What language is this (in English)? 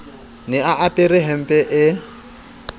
Southern Sotho